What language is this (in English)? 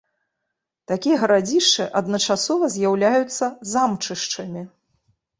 Belarusian